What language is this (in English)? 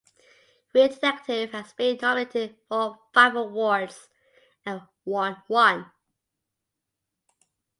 English